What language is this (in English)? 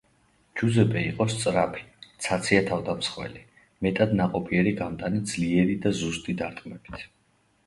Georgian